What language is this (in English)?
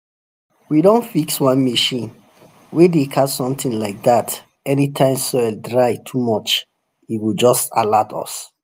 Nigerian Pidgin